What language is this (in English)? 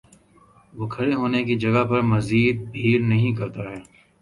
Urdu